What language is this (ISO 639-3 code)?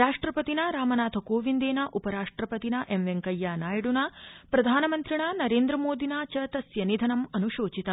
san